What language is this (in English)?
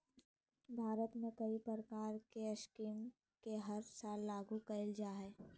Magahi